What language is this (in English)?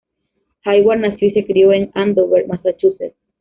Spanish